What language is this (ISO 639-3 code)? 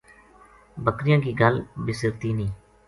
gju